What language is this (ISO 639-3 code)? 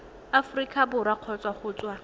tsn